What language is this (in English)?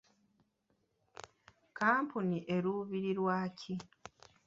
Ganda